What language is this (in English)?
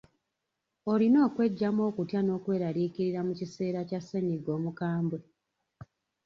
Ganda